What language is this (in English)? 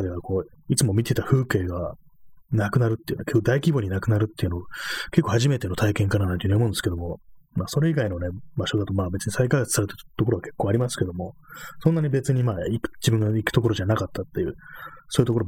Japanese